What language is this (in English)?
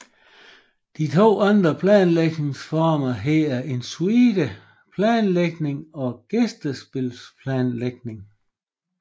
Danish